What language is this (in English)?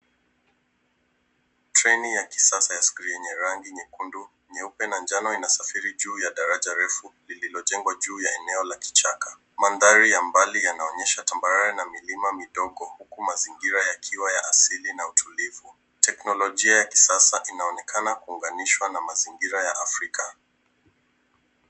Swahili